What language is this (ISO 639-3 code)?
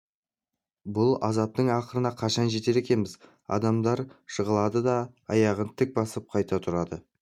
kaz